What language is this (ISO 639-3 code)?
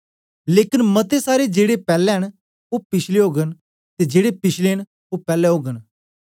doi